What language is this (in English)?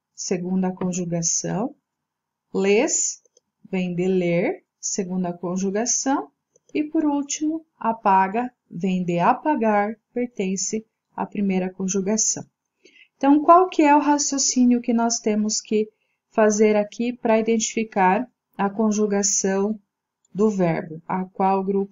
Portuguese